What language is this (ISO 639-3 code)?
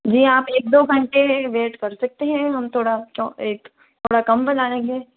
hin